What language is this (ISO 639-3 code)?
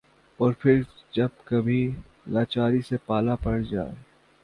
urd